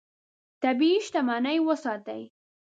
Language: Pashto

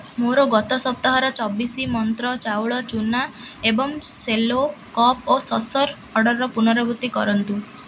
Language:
Odia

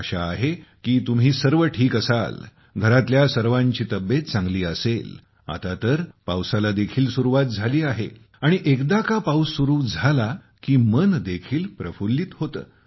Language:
Marathi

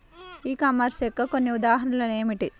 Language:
Telugu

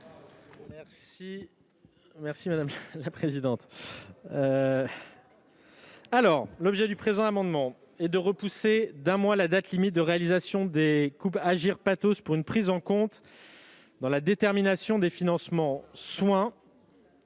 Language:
French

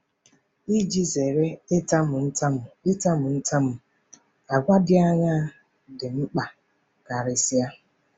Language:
Igbo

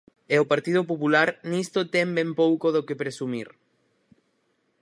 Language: Galician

